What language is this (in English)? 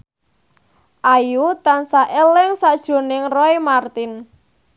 Javanese